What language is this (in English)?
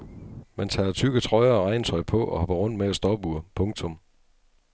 Danish